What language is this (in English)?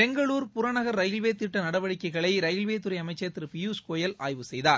Tamil